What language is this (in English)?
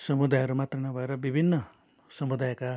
Nepali